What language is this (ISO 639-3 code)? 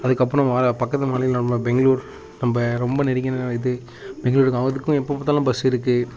tam